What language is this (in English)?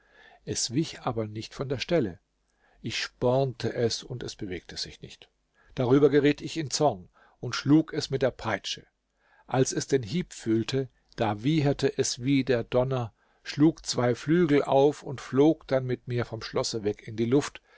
German